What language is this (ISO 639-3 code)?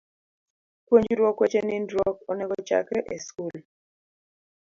luo